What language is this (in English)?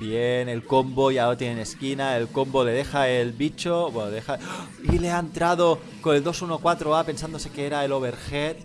Spanish